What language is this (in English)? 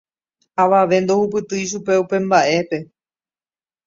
Guarani